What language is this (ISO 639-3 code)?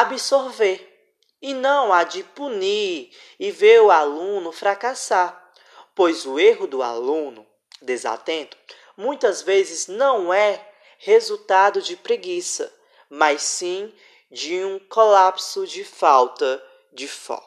por